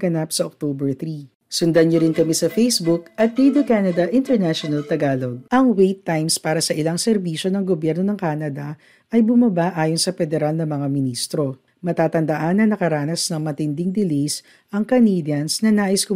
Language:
Filipino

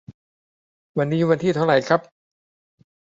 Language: Thai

